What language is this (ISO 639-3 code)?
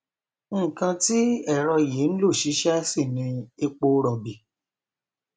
yor